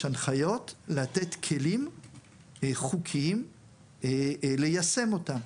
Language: Hebrew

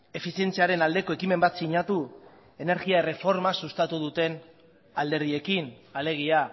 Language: Basque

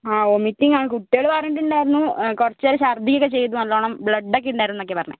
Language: Malayalam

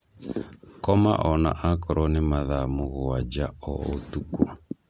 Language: Kikuyu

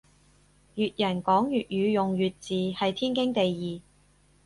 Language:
Cantonese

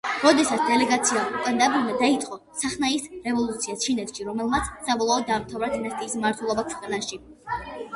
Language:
Georgian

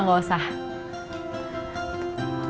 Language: Indonesian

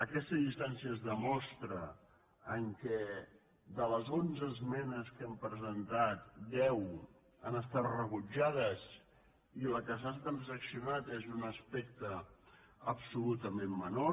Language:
Catalan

